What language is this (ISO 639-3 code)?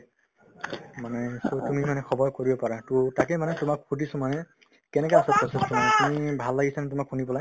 asm